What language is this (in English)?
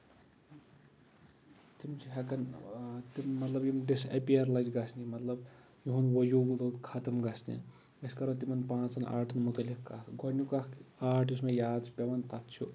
Kashmiri